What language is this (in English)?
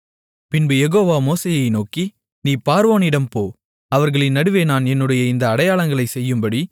Tamil